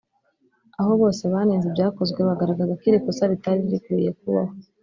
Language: Kinyarwanda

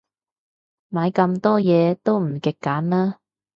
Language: Cantonese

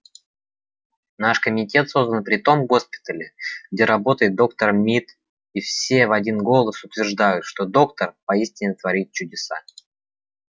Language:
Russian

